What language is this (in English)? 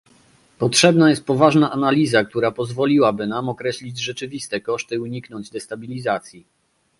Polish